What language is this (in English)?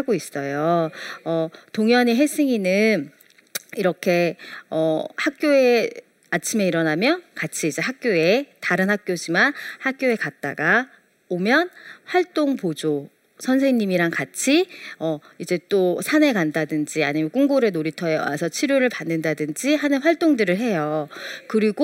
Korean